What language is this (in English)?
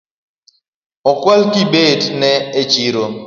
Luo (Kenya and Tanzania)